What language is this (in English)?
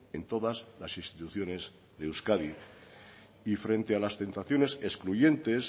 Spanish